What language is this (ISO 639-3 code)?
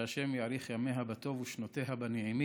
heb